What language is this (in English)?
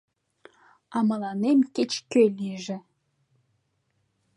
Mari